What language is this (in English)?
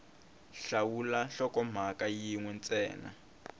Tsonga